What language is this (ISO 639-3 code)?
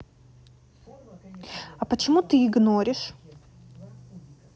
rus